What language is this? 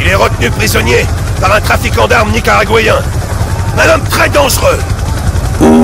French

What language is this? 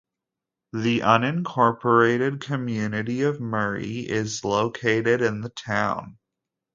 English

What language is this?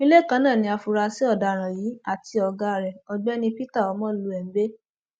Yoruba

